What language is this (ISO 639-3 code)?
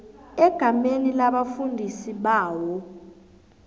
nbl